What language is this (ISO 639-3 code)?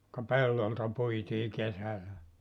fin